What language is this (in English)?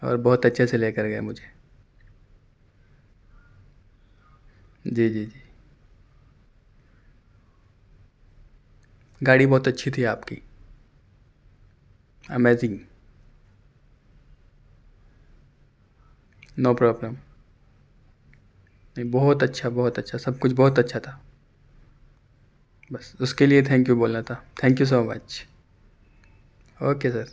Urdu